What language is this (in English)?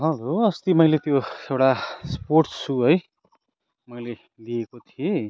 Nepali